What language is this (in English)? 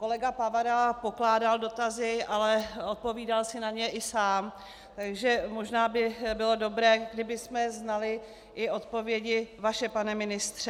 Czech